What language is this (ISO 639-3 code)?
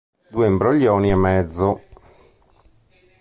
ita